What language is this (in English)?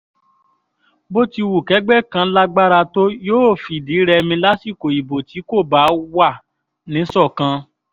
Yoruba